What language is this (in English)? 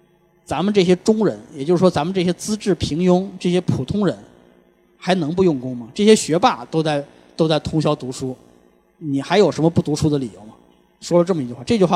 Chinese